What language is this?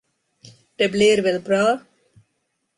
Swedish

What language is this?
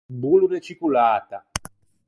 Ligurian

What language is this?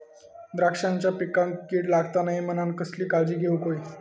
Marathi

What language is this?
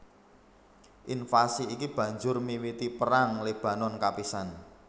Javanese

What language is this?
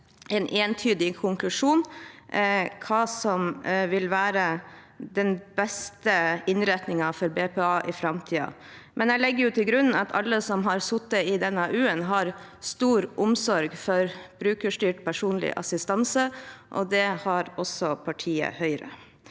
Norwegian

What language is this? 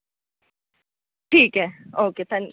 Dogri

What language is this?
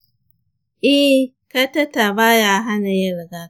Hausa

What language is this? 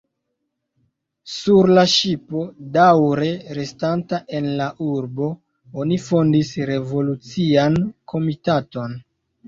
Esperanto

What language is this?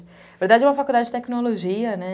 Portuguese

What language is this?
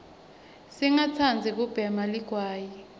Swati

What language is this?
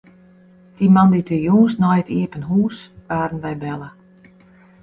Western Frisian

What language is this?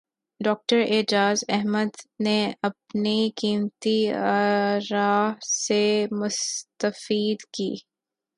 Urdu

